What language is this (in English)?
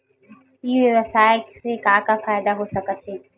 Chhattisgarhi